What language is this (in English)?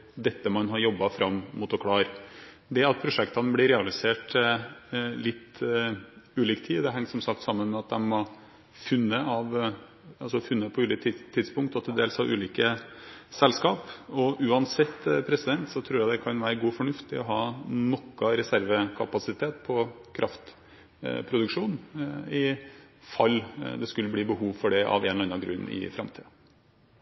Norwegian Bokmål